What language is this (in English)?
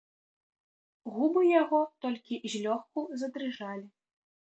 Belarusian